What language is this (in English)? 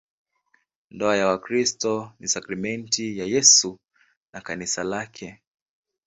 Swahili